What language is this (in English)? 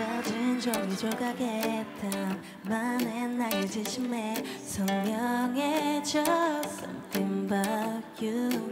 Korean